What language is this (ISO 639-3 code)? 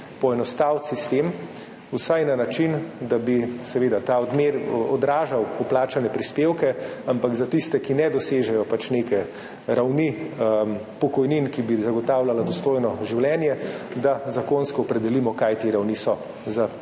slv